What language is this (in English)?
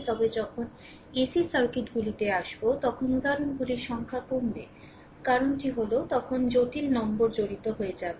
Bangla